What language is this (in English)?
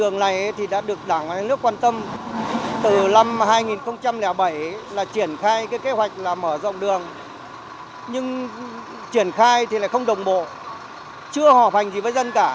Vietnamese